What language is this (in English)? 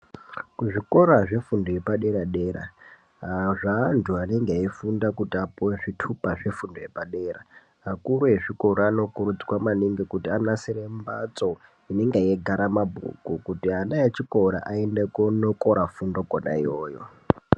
Ndau